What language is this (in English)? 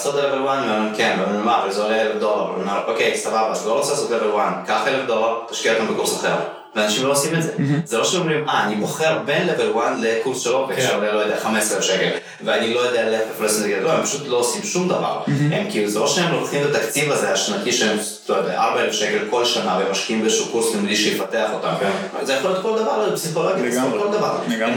Hebrew